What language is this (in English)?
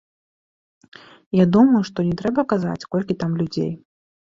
Belarusian